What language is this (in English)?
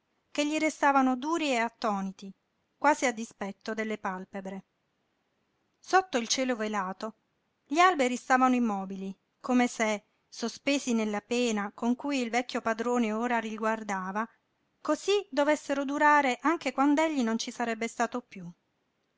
Italian